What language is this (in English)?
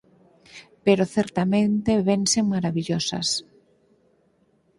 Galician